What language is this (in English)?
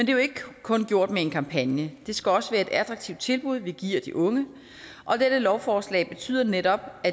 Danish